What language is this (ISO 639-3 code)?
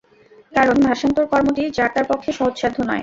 ben